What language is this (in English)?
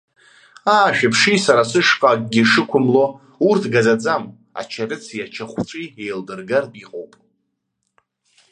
Abkhazian